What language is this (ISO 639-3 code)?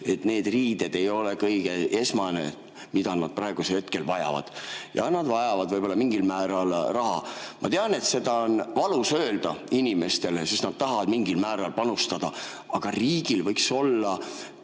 est